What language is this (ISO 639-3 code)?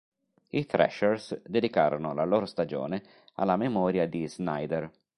ita